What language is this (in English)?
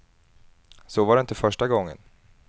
Swedish